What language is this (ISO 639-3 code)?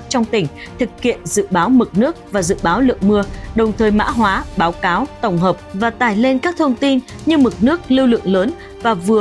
vie